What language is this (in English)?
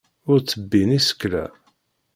Kabyle